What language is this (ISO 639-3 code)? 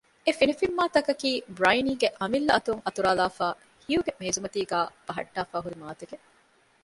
div